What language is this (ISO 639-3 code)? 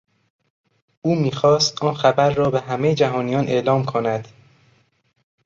fas